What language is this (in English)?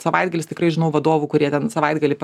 Lithuanian